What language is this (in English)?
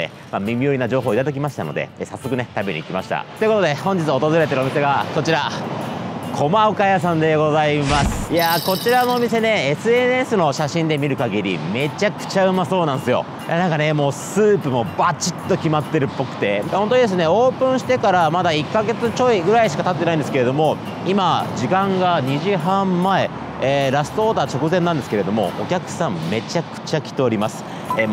Japanese